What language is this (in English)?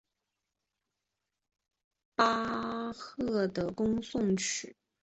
Chinese